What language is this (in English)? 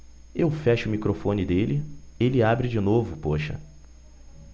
Portuguese